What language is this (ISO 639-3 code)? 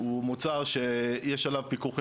heb